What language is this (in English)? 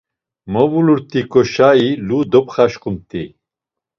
Laz